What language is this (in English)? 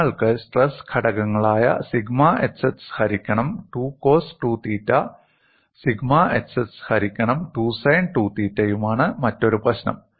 Malayalam